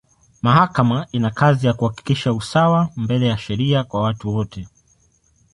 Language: Swahili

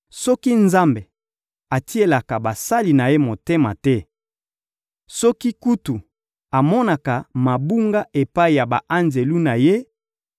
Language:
Lingala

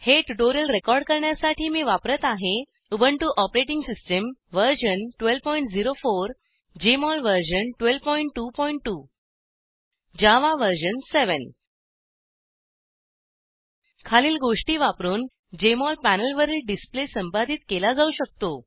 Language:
Marathi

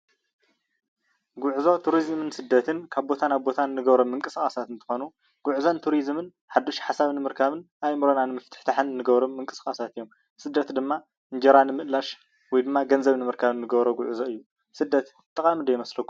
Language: Tigrinya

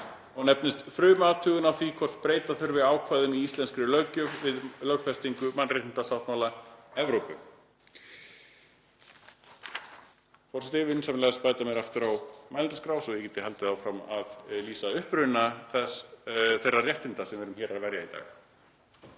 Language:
Icelandic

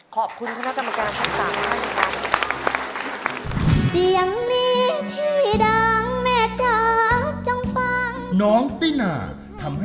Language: Thai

